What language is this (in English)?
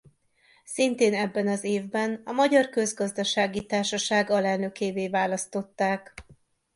Hungarian